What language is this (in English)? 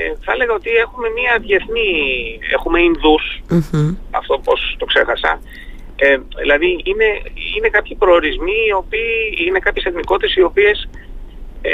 Greek